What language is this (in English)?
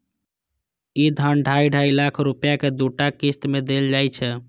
Maithili